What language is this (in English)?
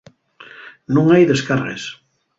Asturian